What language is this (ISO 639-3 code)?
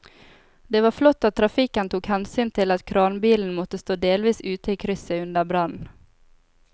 nor